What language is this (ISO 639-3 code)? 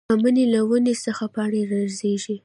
pus